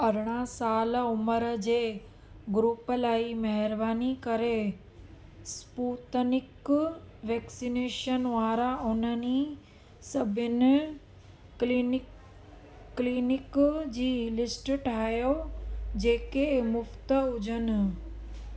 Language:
Sindhi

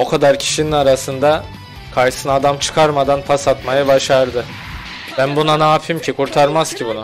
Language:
Turkish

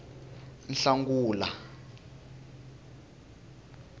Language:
Tsonga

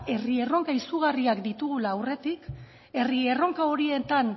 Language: Basque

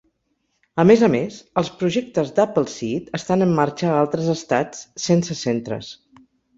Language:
Catalan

